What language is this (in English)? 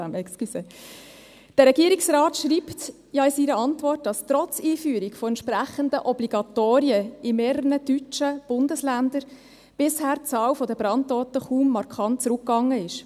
Swiss German